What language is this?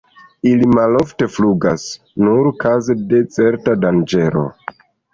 Esperanto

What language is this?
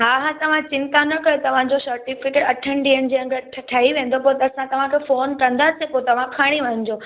Sindhi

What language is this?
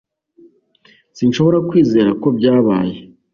Kinyarwanda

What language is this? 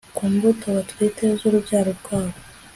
Kinyarwanda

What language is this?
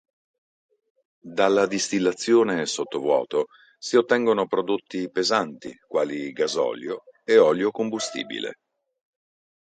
Italian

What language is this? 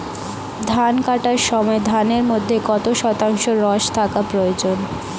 Bangla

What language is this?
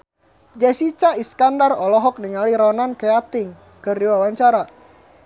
Sundanese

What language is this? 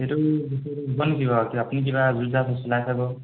Assamese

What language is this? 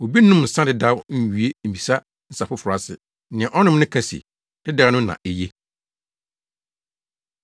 Akan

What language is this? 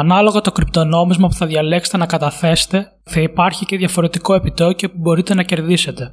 Greek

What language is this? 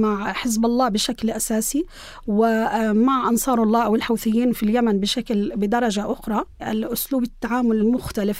Arabic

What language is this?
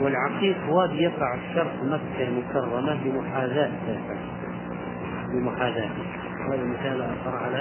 Arabic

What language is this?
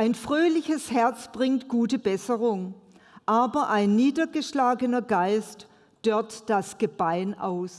German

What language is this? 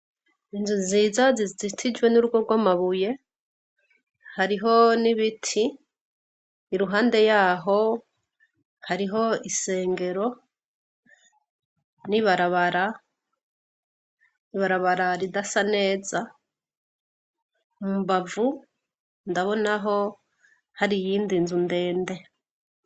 Rundi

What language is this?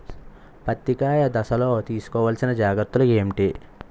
Telugu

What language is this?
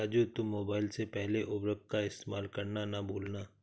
Hindi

